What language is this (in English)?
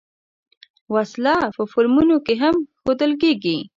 Pashto